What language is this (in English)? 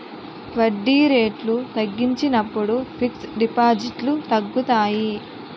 Telugu